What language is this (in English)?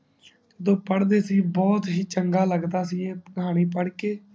Punjabi